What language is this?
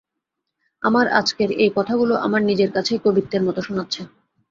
Bangla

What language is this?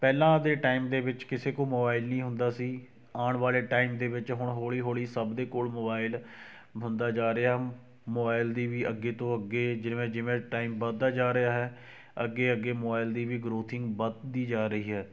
Punjabi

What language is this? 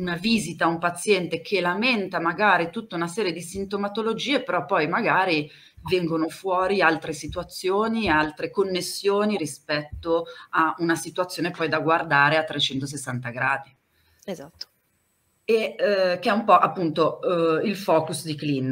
Italian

